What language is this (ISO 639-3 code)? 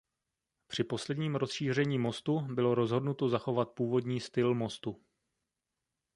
ces